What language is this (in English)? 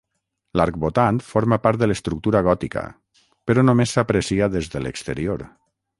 Catalan